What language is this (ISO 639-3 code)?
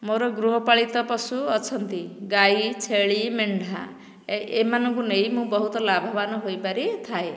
ori